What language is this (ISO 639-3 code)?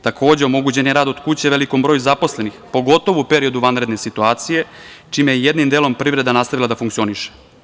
srp